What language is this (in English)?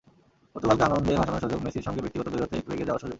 Bangla